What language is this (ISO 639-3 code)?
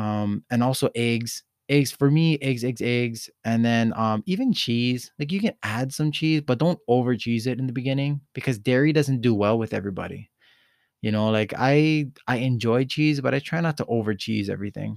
eng